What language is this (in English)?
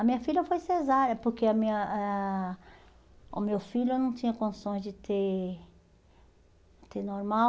Portuguese